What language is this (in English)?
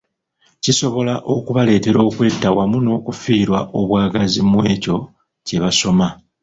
Ganda